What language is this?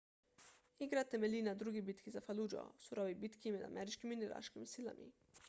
Slovenian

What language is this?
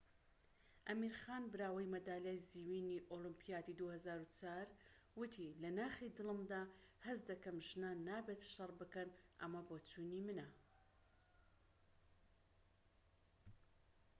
Central Kurdish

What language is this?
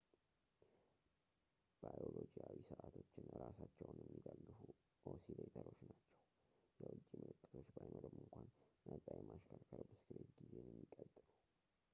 Amharic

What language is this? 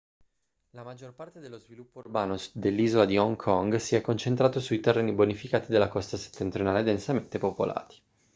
Italian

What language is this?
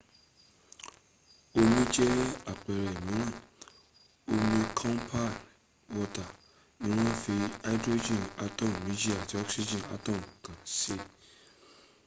Yoruba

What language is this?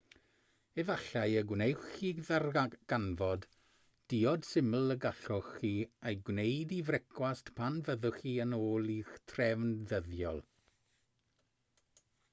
Welsh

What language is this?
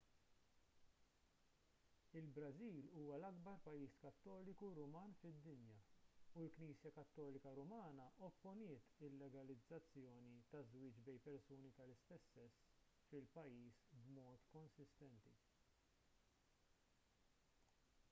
Maltese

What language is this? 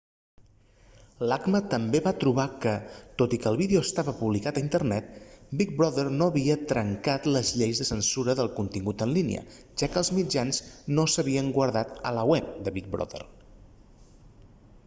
Catalan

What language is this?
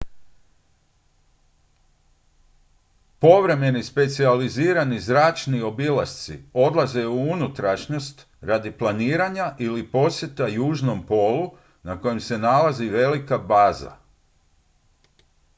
Croatian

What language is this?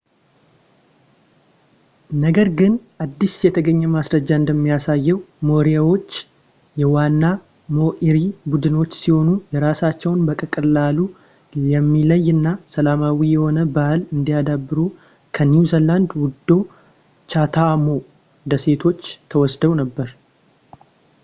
Amharic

